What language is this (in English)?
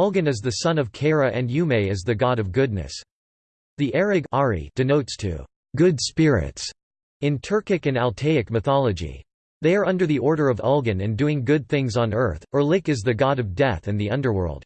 English